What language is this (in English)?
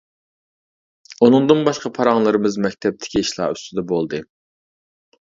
Uyghur